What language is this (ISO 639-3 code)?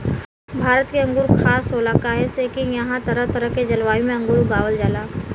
bho